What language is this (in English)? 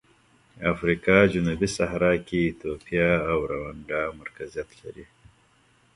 Pashto